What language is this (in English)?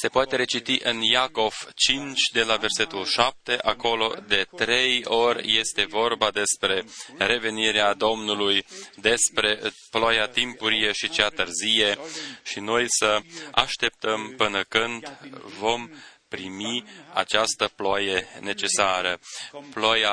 Romanian